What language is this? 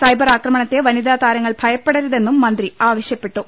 Malayalam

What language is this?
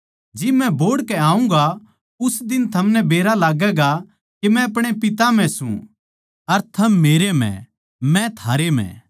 Haryanvi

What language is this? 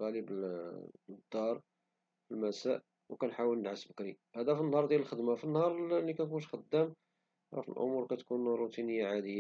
Moroccan Arabic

